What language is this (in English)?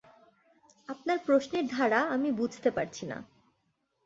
Bangla